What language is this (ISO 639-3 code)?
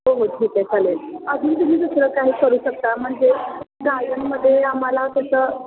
mar